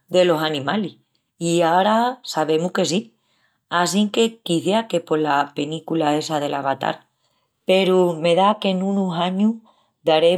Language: Extremaduran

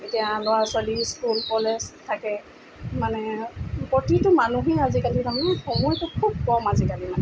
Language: Assamese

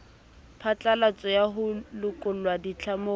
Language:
Southern Sotho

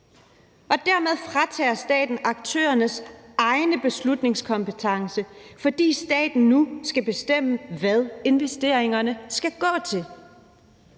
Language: Danish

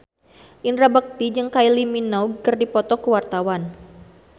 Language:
Sundanese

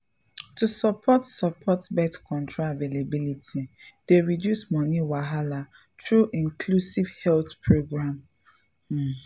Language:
Nigerian Pidgin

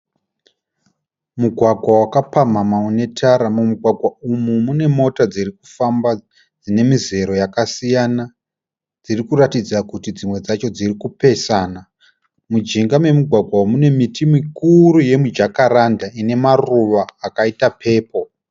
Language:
Shona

